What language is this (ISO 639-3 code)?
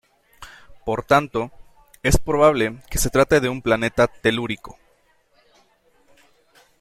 spa